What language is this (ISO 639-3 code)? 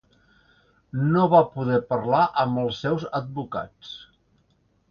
cat